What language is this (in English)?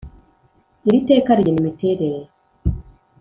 Kinyarwanda